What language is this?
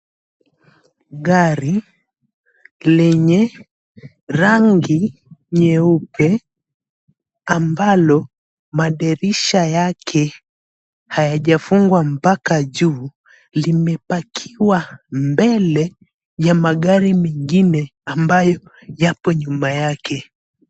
Swahili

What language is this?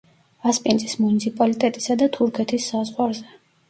Georgian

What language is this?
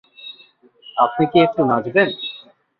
Bangla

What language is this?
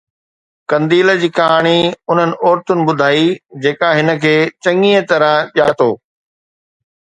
Sindhi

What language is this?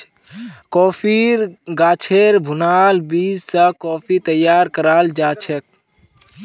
Magahi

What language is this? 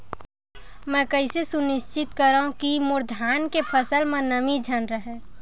Chhattisgarhi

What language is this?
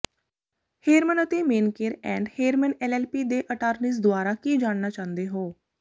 Punjabi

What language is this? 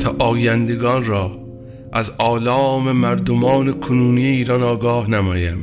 Persian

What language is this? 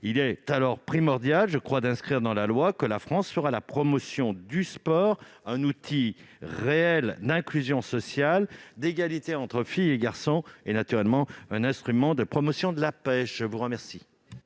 French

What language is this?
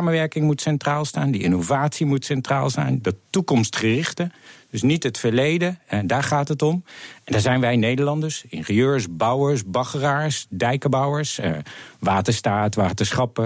Dutch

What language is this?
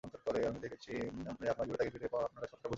Bangla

